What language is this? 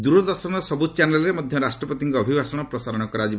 Odia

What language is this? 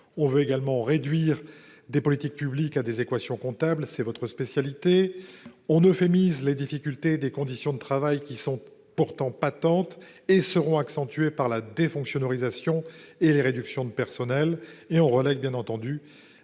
French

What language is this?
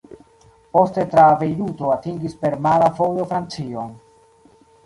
Esperanto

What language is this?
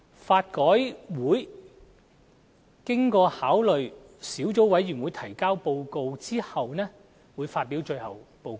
Cantonese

